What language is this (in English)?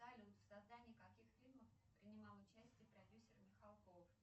Russian